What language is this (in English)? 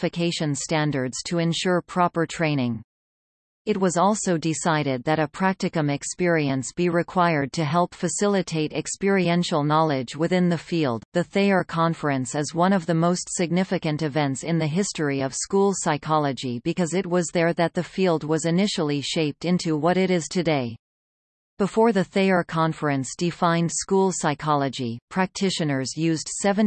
English